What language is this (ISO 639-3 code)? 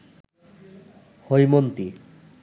ben